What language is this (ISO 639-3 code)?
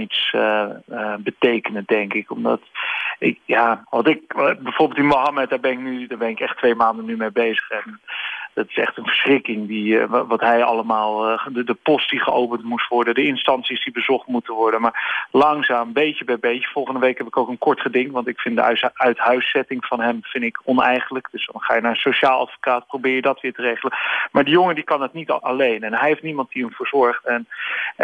nld